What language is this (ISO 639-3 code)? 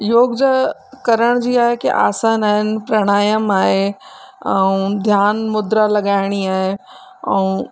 snd